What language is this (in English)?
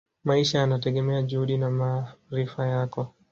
Swahili